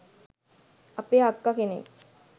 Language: Sinhala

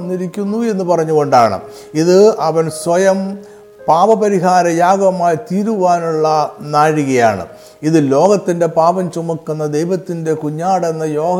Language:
Malayalam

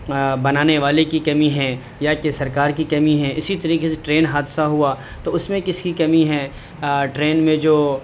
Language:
Urdu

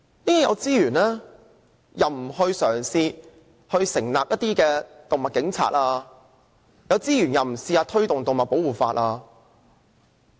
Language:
Cantonese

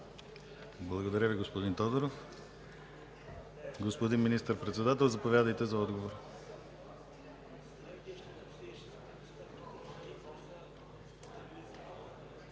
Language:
Bulgarian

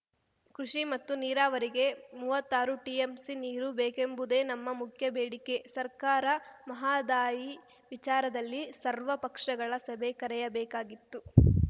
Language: Kannada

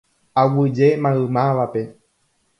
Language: Guarani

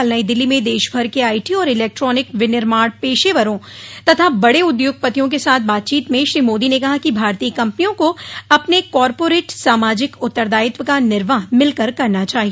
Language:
Hindi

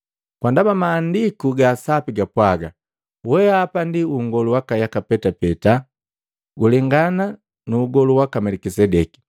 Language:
Matengo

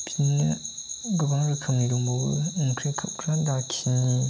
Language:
Bodo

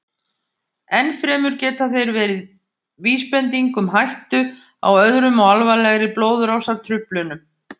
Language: Icelandic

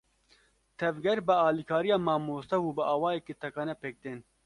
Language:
Kurdish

